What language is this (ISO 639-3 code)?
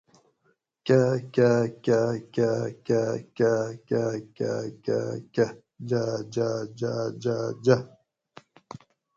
gwc